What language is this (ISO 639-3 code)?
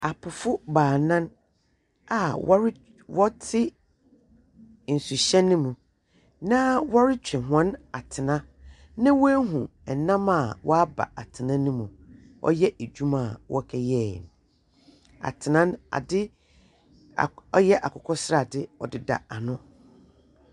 aka